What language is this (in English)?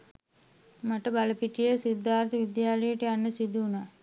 Sinhala